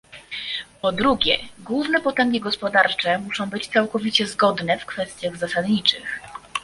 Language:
Polish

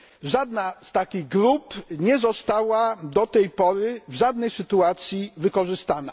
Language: Polish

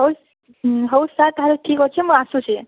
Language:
Odia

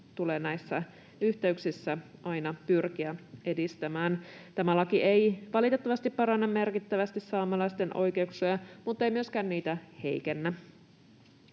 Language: Finnish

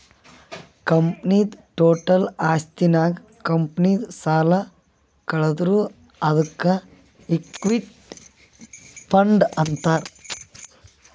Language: Kannada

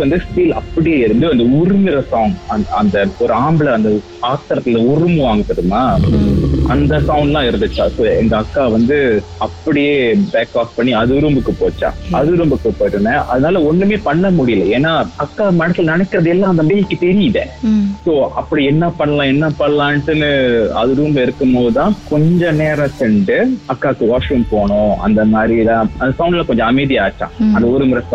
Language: Tamil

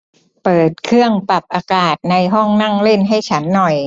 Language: Thai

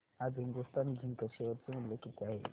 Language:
Marathi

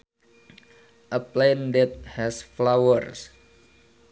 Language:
Sundanese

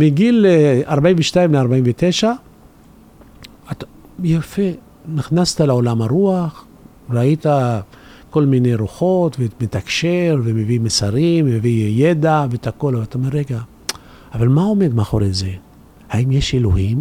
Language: Hebrew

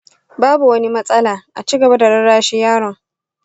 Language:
Hausa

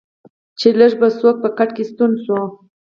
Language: Pashto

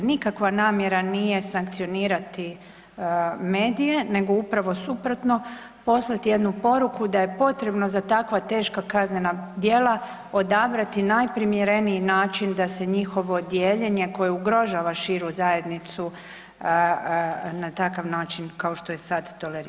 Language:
Croatian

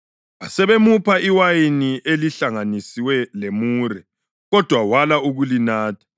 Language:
North Ndebele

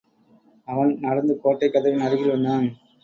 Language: Tamil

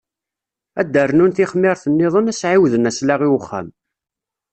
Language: Kabyle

